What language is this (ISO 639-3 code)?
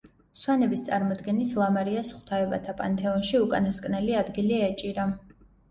kat